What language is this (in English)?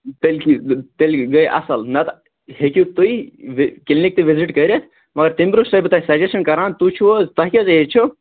Kashmiri